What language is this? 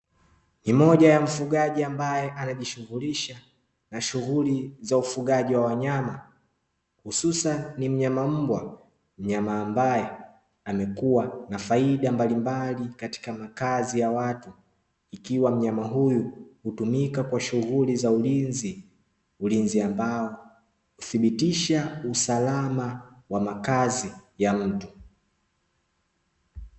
Swahili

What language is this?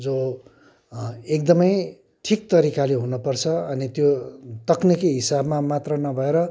Nepali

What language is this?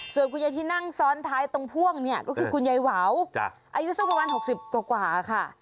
Thai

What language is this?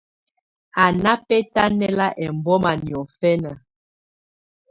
Tunen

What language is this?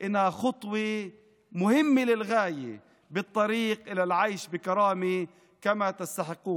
Hebrew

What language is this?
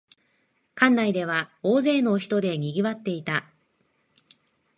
Japanese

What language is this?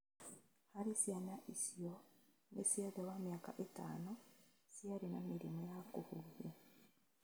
Kikuyu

